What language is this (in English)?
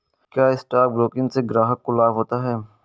Hindi